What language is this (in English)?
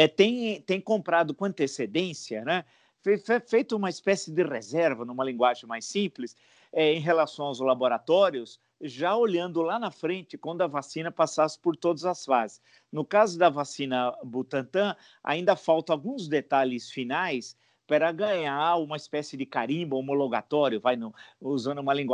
Portuguese